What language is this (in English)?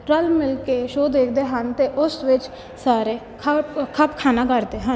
Punjabi